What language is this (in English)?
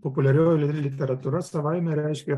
Lithuanian